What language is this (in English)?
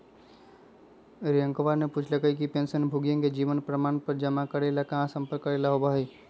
Magahi